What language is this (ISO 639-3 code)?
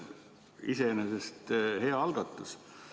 est